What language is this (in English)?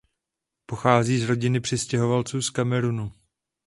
Czech